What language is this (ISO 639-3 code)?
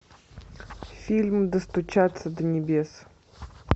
rus